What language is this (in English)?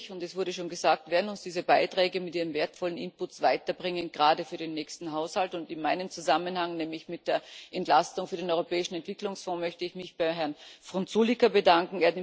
German